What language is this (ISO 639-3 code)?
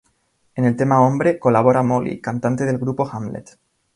spa